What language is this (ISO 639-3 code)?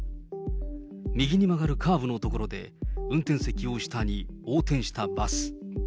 jpn